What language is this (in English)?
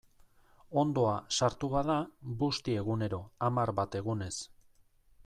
Basque